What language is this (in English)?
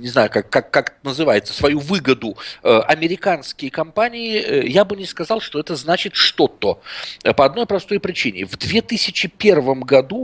Russian